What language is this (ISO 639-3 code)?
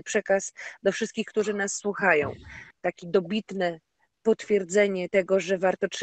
pol